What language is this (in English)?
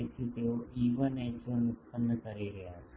Gujarati